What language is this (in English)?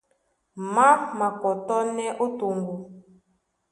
Duala